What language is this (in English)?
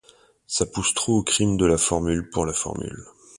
French